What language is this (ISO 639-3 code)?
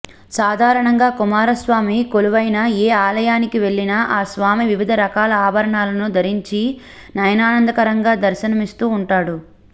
tel